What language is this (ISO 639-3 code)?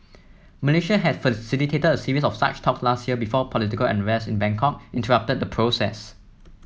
eng